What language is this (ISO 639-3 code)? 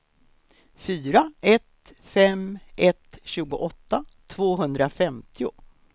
swe